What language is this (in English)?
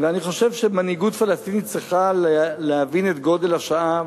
Hebrew